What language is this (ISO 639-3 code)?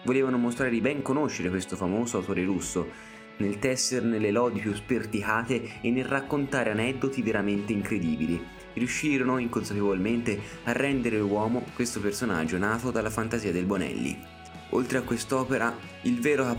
ita